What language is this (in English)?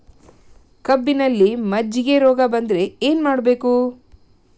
Kannada